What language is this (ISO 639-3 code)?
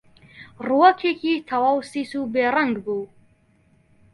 ckb